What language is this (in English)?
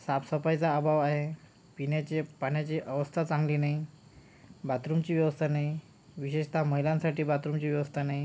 Marathi